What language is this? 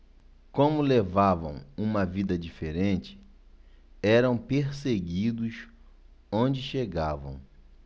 Portuguese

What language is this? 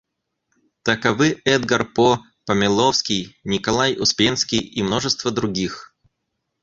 Russian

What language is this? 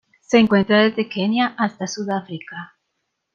Spanish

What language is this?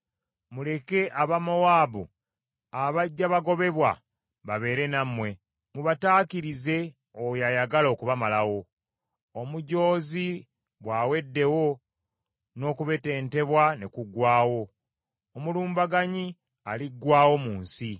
Ganda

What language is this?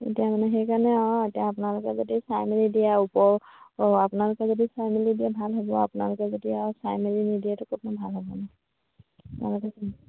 Assamese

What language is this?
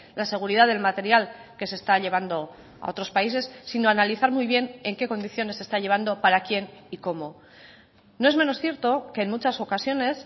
Spanish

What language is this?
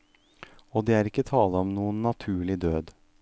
Norwegian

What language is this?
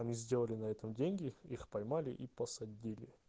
Russian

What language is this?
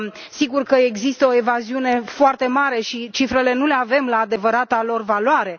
Romanian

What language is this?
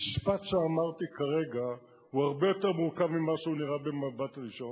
Hebrew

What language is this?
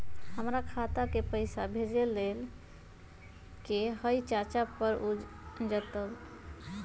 Magahi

